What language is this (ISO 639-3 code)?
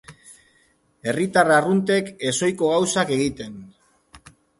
eus